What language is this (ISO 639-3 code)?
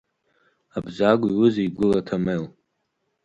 abk